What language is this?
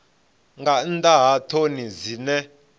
Venda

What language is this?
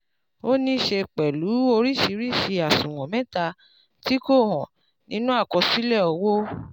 Yoruba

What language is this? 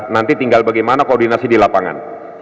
Indonesian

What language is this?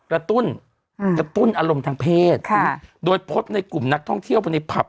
Thai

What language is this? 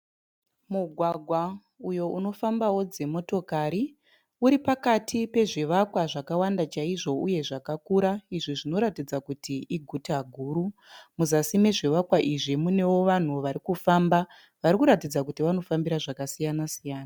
Shona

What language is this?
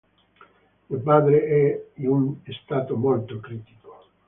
Italian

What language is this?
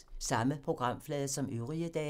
Danish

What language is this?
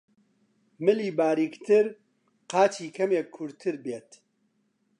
Central Kurdish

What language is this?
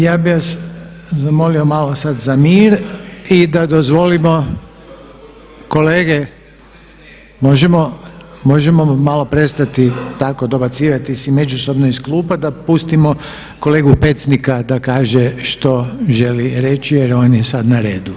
Croatian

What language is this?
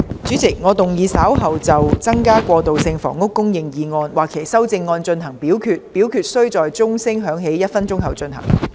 Cantonese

